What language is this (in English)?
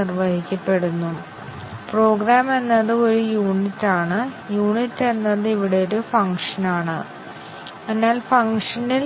Malayalam